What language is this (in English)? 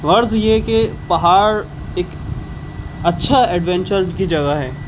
Urdu